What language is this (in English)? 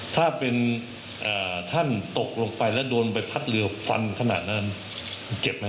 Thai